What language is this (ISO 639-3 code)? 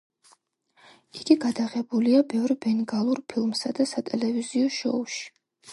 kat